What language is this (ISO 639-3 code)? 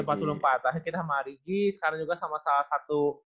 ind